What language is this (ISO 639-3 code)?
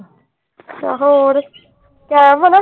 pan